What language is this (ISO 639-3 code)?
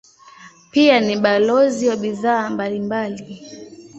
swa